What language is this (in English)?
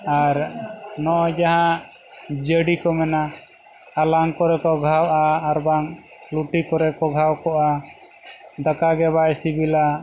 Santali